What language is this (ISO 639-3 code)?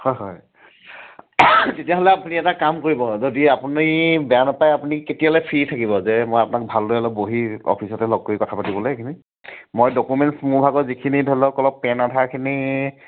asm